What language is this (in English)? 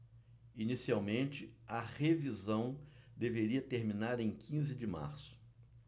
Portuguese